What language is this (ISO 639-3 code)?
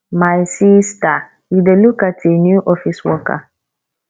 pcm